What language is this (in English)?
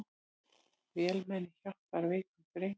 Icelandic